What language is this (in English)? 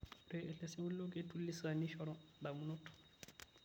Masai